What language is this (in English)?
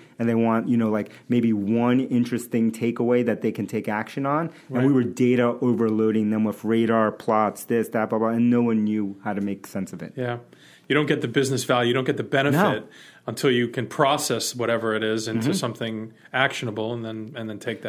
English